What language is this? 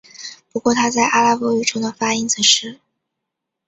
Chinese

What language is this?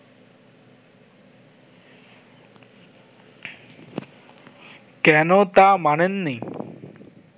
Bangla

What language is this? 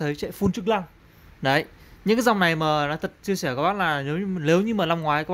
Vietnamese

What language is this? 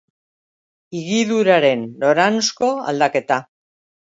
Basque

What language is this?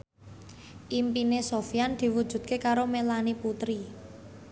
Javanese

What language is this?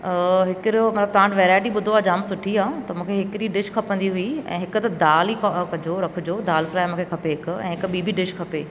Sindhi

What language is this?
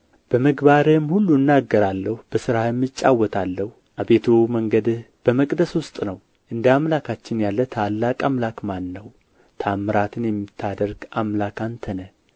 Amharic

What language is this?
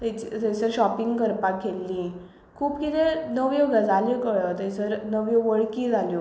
Konkani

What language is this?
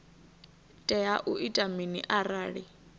Venda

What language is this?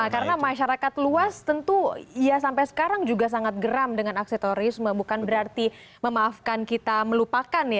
Indonesian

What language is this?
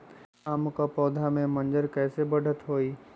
Magahi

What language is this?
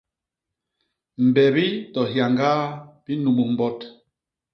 Basaa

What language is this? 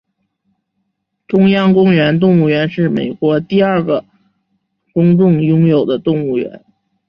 Chinese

